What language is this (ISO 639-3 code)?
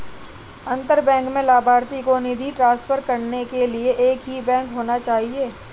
hin